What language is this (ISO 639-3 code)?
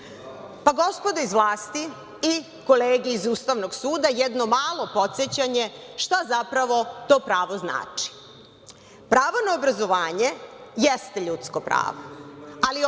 srp